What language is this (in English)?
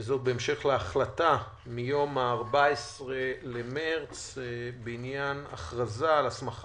Hebrew